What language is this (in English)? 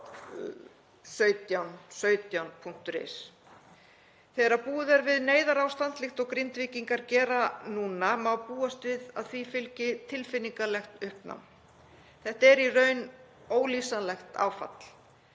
Icelandic